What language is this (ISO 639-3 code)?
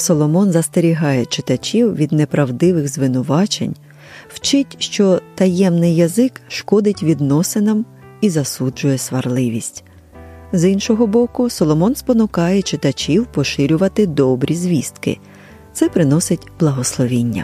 ukr